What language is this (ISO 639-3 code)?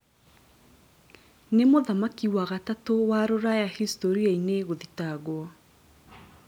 kik